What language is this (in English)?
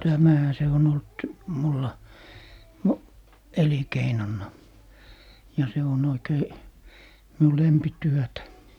Finnish